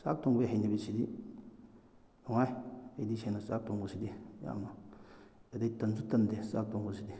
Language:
Manipuri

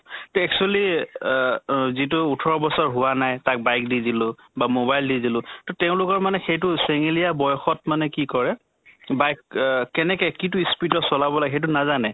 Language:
Assamese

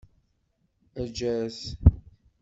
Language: Kabyle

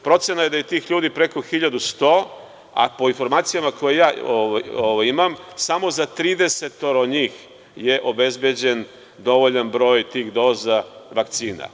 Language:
Serbian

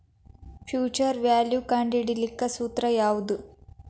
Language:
Kannada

